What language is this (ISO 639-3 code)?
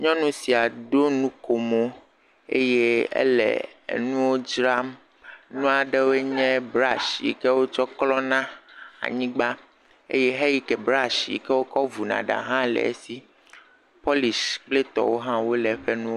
ewe